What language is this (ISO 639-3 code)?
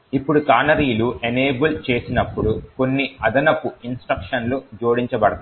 tel